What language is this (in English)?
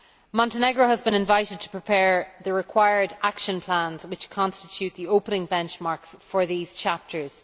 English